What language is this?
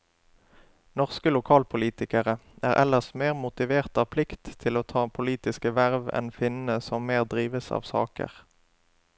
Norwegian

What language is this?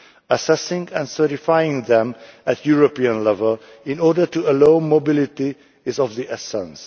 English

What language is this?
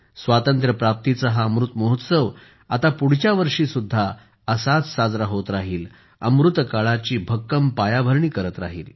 Marathi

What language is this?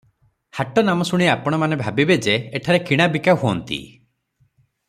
Odia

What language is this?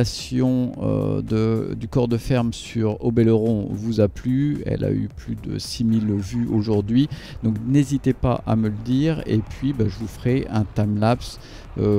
French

